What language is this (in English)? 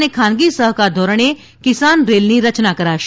Gujarati